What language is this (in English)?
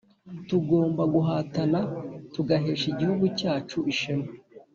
Kinyarwanda